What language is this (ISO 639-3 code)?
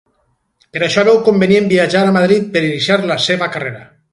cat